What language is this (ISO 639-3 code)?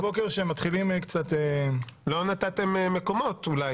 heb